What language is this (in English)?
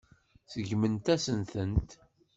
Kabyle